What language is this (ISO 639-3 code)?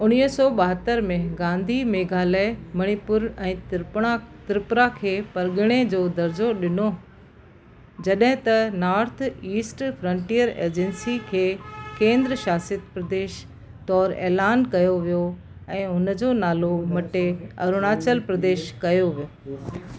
snd